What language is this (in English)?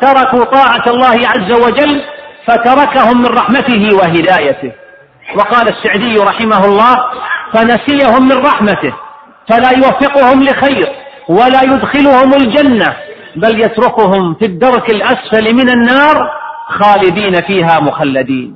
Arabic